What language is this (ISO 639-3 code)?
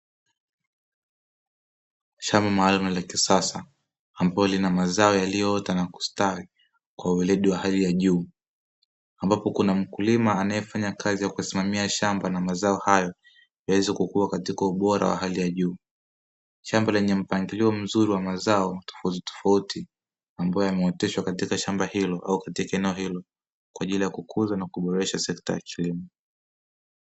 swa